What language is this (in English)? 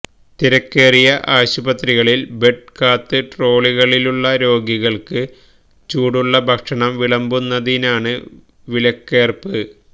Malayalam